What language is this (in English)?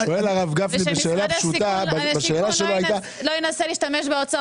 Hebrew